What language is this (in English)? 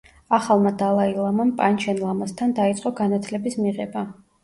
Georgian